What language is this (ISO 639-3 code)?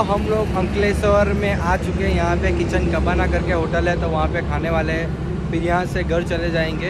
hin